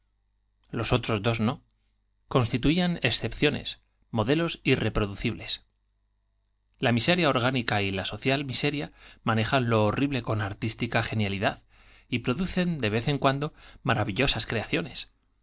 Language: Spanish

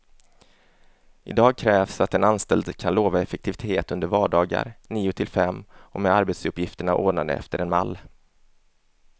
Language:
Swedish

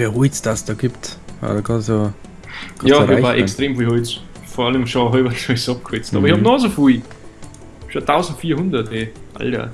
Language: German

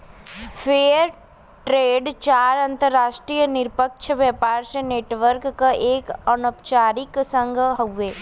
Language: Bhojpuri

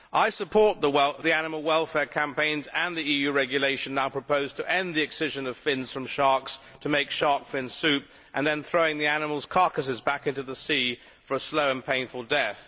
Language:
English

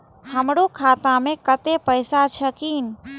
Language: Maithili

